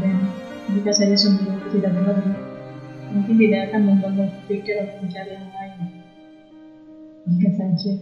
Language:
Indonesian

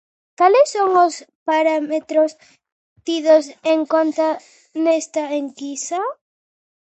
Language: Galician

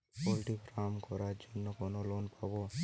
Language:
Bangla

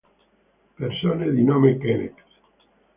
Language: Italian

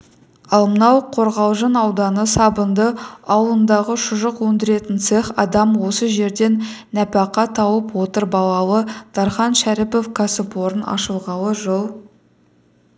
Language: Kazakh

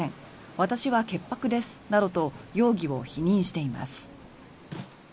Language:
Japanese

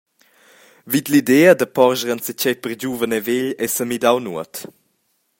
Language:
Romansh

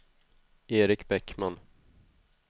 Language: Swedish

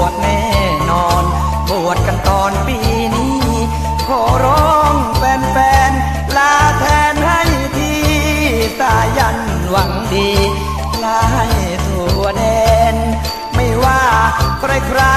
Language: Thai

